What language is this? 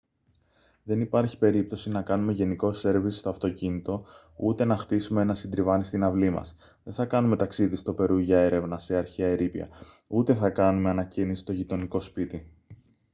Greek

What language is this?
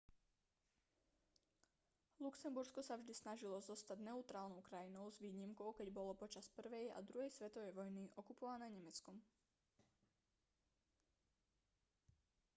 Slovak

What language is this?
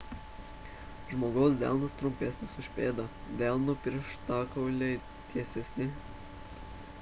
Lithuanian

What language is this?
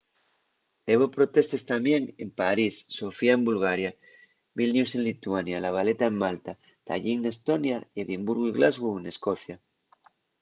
Asturian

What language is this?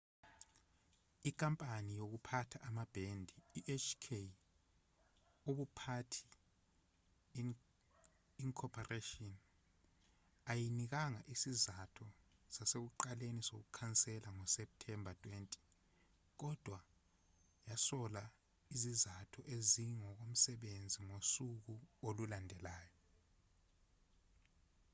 Zulu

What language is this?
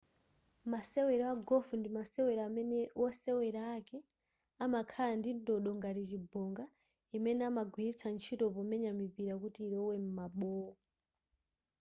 Nyanja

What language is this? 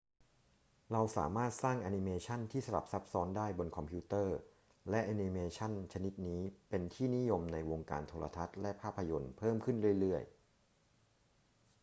Thai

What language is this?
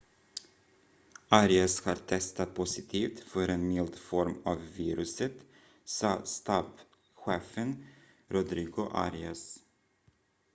Swedish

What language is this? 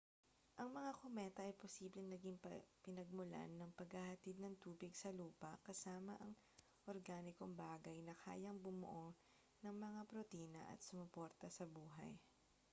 Filipino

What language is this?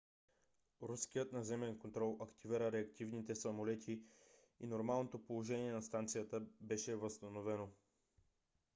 Bulgarian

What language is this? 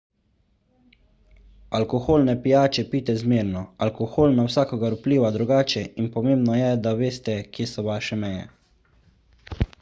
Slovenian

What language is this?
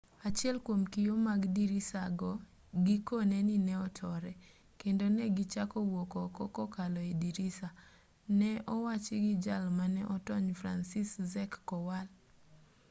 Luo (Kenya and Tanzania)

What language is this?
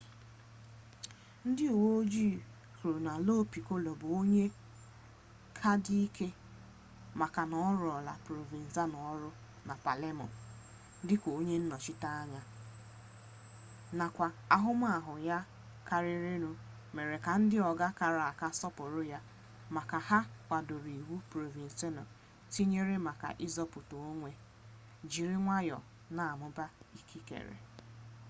Igbo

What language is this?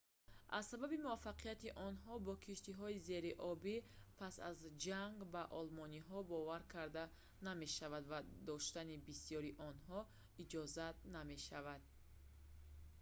Tajik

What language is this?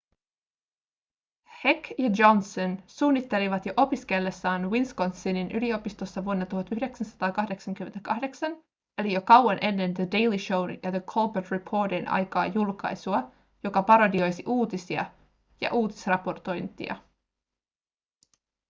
Finnish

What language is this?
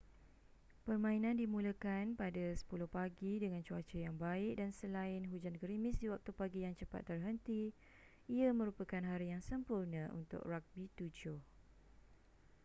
Malay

